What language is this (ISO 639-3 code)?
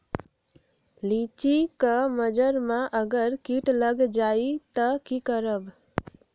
mag